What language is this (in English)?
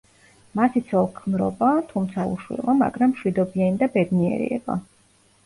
Georgian